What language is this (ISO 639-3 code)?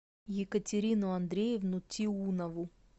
rus